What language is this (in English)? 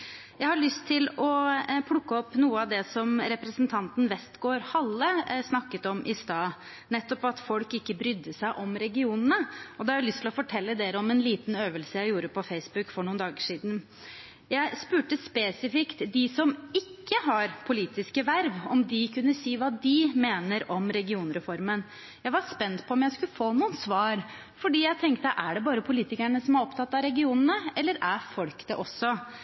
Norwegian Bokmål